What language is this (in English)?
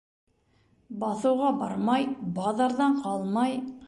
Bashkir